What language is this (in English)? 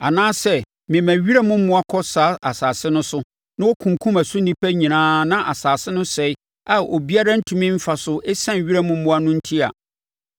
Akan